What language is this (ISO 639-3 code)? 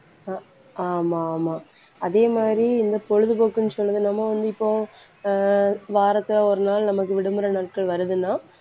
tam